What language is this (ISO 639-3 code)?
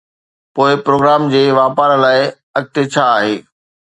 snd